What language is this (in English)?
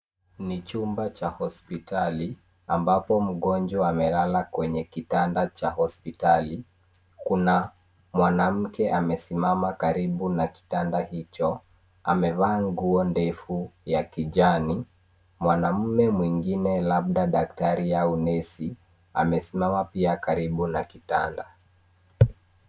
Swahili